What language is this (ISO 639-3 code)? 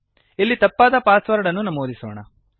kan